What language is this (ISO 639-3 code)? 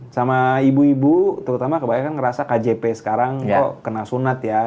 ind